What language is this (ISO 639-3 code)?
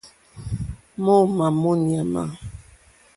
bri